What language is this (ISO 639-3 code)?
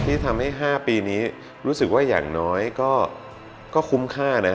tha